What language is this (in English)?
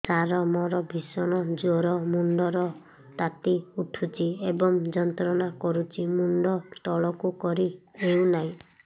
Odia